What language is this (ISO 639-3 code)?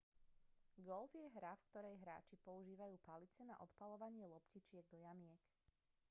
slk